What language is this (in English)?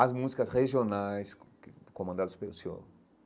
Portuguese